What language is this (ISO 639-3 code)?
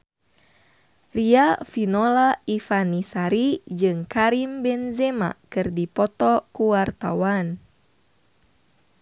sun